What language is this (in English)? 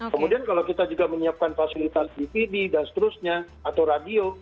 Indonesian